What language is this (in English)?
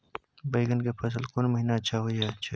Maithili